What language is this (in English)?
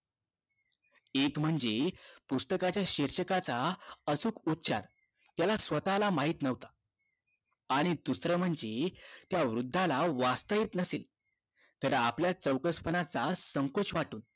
Marathi